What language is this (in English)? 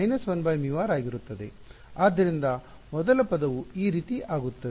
Kannada